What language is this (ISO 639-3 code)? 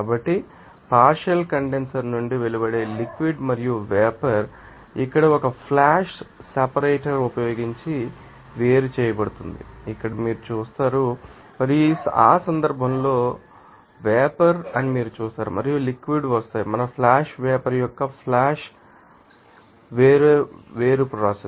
tel